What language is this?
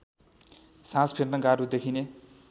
Nepali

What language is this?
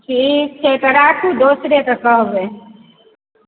Maithili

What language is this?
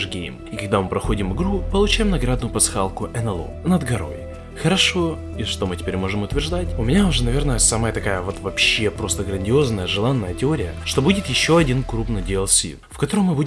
Russian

